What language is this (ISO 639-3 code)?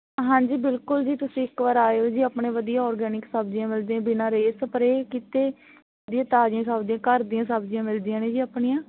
pan